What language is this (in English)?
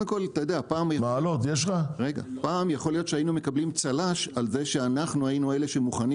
Hebrew